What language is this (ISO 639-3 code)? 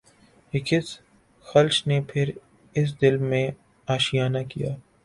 urd